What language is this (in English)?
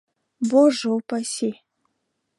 Bashkir